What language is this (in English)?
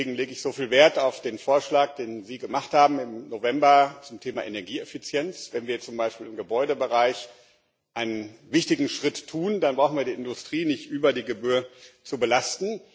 German